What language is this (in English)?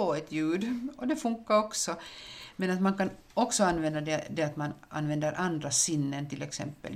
Swedish